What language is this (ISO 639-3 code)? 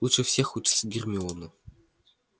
rus